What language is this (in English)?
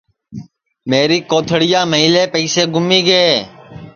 Sansi